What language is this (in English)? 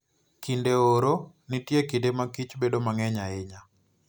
Luo (Kenya and Tanzania)